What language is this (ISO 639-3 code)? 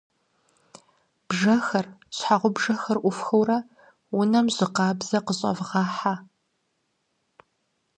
kbd